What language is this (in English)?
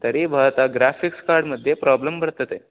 Sanskrit